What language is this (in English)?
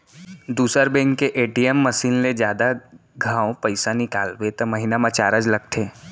Chhattisgarhi